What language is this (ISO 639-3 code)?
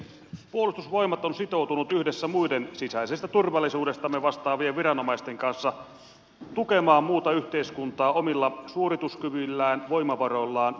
fin